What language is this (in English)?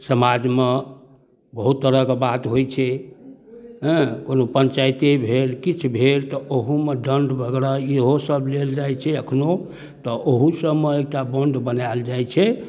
Maithili